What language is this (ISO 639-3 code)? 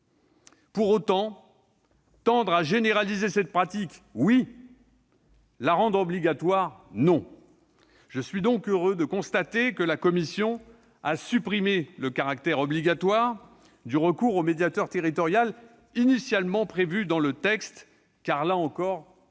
fra